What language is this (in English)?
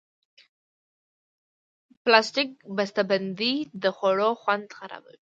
Pashto